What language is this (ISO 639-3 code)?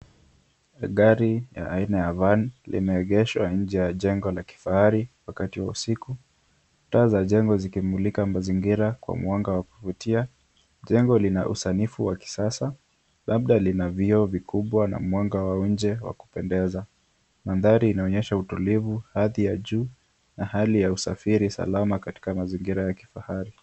swa